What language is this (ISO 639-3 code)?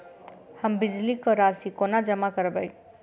mai